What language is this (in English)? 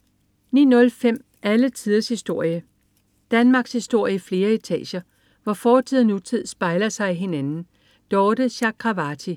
Danish